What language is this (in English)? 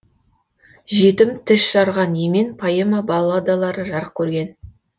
Kazakh